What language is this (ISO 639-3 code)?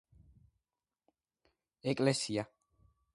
kat